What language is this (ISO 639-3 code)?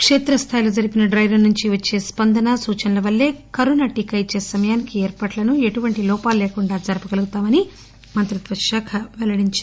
tel